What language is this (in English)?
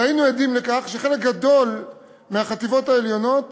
Hebrew